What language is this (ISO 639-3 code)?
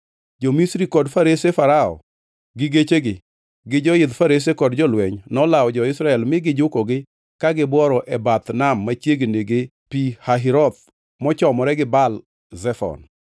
luo